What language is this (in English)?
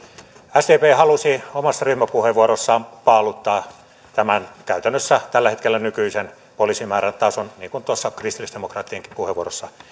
Finnish